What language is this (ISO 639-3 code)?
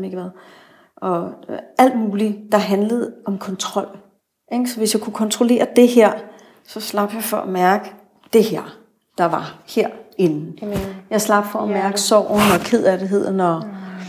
dan